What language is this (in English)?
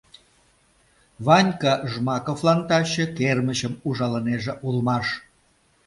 Mari